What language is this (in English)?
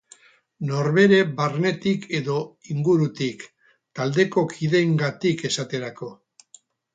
Basque